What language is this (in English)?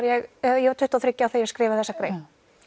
Icelandic